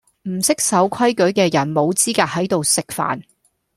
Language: Cantonese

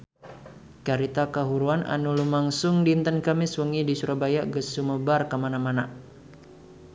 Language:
Sundanese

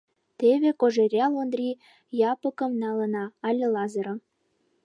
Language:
Mari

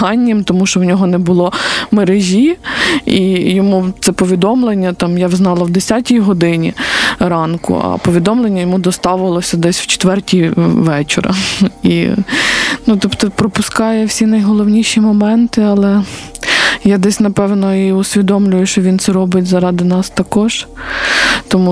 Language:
Ukrainian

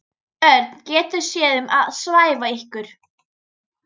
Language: Icelandic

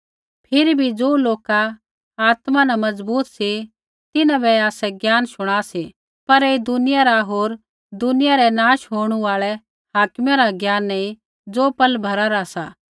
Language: Kullu Pahari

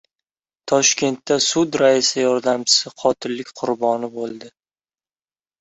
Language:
Uzbek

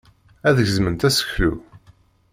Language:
Kabyle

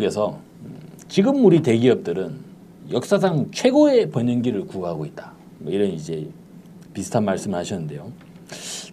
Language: Korean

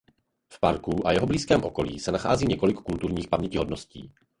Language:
Czech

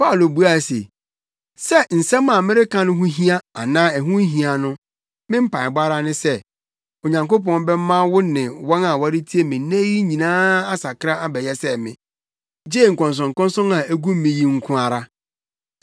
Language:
Akan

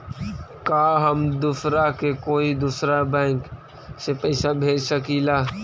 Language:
Magahi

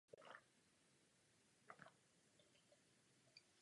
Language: Czech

